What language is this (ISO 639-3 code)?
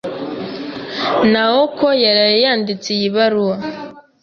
kin